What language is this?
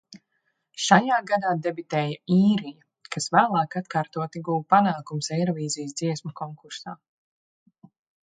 Latvian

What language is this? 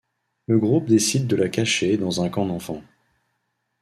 French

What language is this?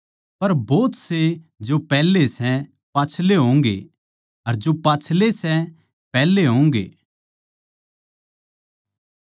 Haryanvi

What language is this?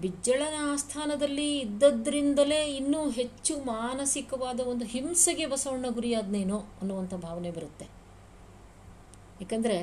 Kannada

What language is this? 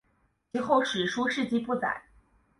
Chinese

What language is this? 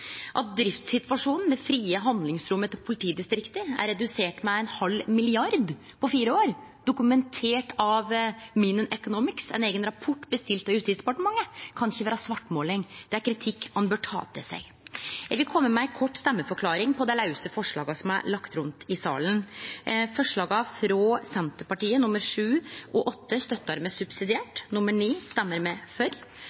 Norwegian Nynorsk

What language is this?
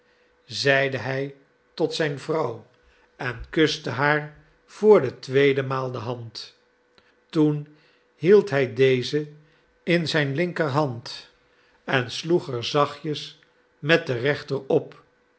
Dutch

